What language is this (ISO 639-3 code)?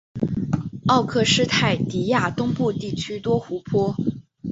zho